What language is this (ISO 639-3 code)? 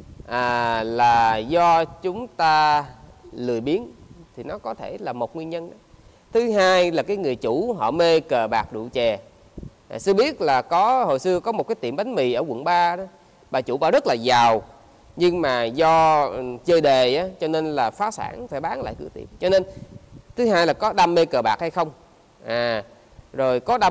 vie